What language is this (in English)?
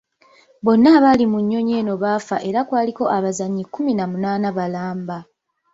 Ganda